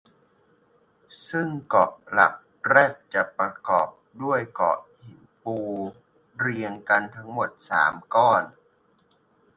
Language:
Thai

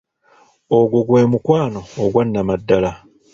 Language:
Ganda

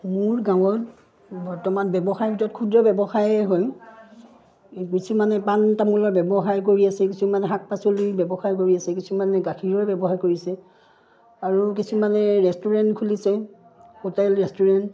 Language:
Assamese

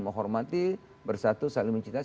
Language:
Indonesian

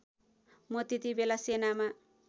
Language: Nepali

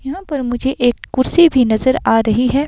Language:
Hindi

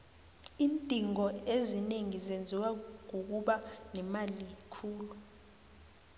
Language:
South Ndebele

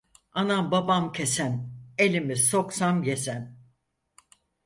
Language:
Turkish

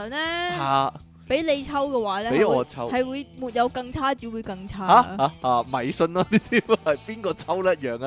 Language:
Chinese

